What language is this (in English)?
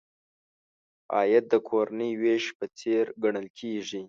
Pashto